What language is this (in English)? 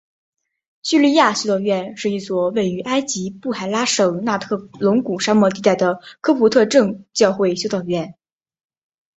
Chinese